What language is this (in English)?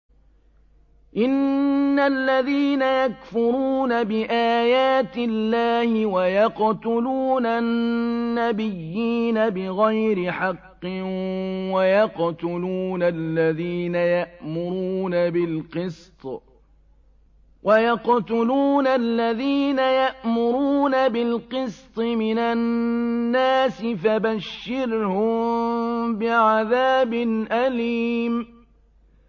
Arabic